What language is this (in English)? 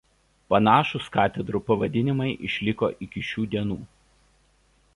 Lithuanian